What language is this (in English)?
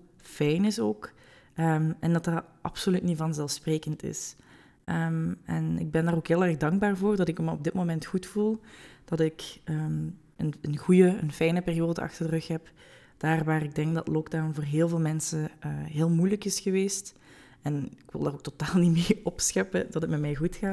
Dutch